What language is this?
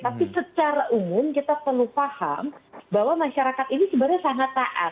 Indonesian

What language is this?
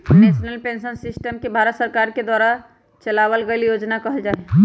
Magahi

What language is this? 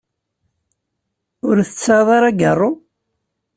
Kabyle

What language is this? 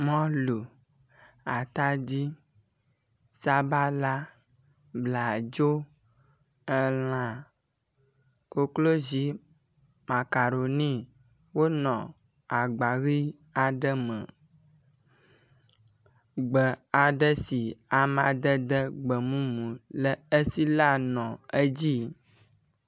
Ewe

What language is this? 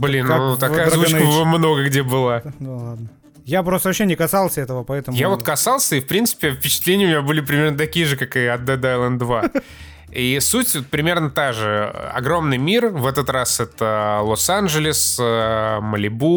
Russian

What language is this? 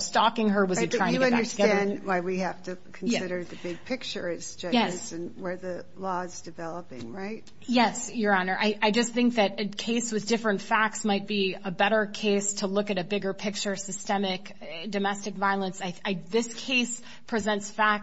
English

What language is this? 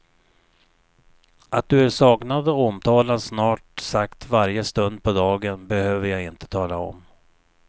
Swedish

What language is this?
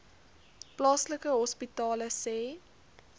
Afrikaans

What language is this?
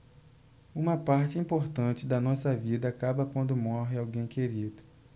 Portuguese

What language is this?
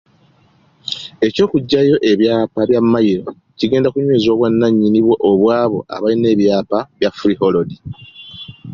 Ganda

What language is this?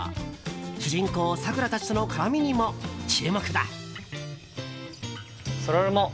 Japanese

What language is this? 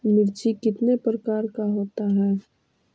Magahi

